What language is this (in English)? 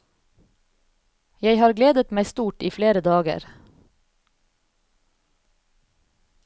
Norwegian